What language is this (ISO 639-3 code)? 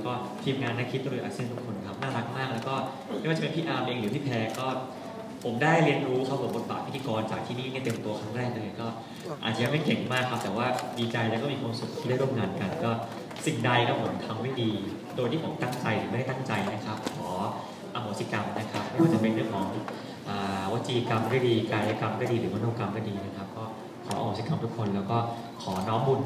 tha